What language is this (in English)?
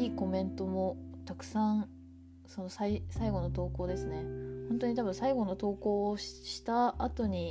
Japanese